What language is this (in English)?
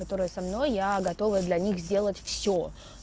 Russian